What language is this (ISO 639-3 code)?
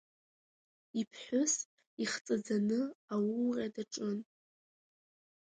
abk